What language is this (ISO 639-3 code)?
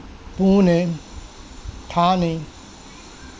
urd